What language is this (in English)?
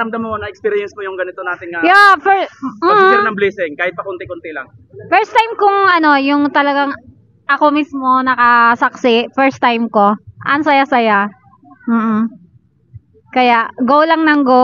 Filipino